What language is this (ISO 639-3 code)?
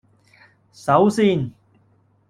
yue